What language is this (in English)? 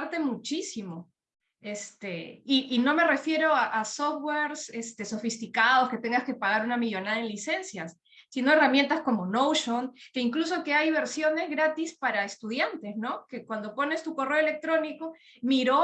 Spanish